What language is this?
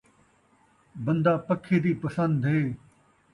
Saraiki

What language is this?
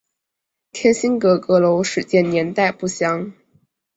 Chinese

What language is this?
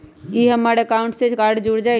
Magahi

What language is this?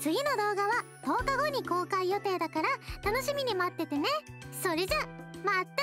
Japanese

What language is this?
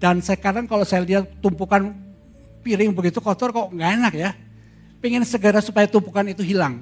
Indonesian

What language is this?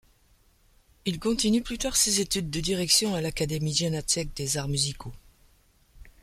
French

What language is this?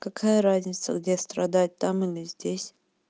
Russian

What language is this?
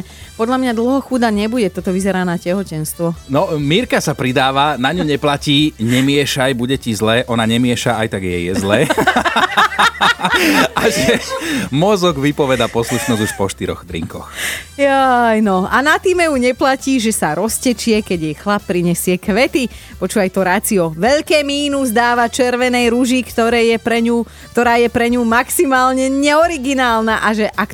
Slovak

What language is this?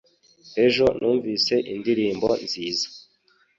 Kinyarwanda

